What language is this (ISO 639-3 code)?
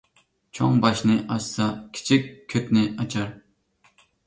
uig